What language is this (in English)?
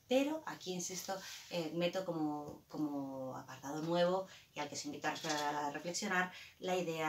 Spanish